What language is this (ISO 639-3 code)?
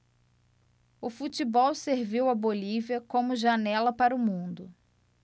por